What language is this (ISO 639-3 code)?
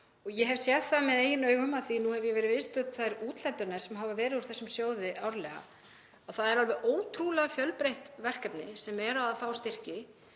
isl